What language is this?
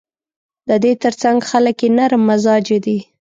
Pashto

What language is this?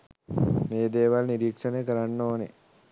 Sinhala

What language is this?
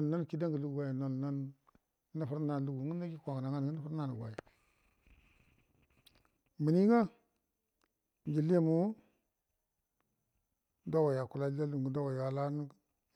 Buduma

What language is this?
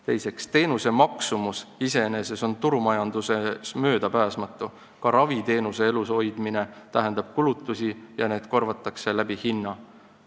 Estonian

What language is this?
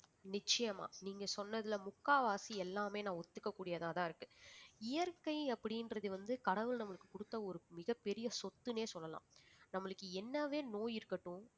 Tamil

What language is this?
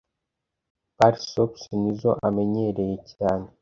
Kinyarwanda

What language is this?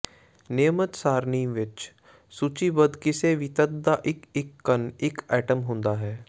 Punjabi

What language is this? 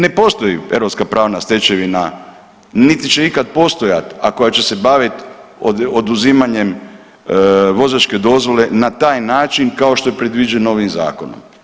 Croatian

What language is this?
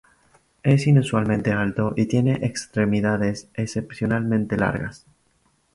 Spanish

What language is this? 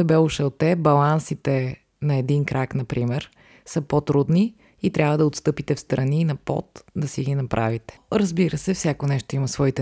Bulgarian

